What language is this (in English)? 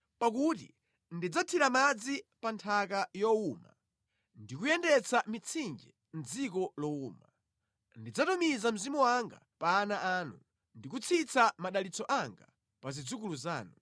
Nyanja